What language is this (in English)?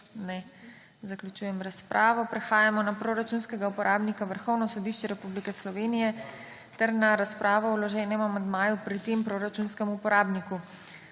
Slovenian